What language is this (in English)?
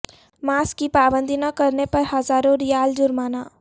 Urdu